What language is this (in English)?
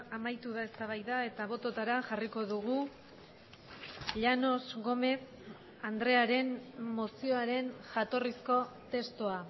Basque